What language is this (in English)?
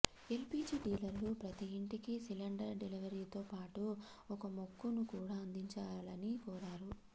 Telugu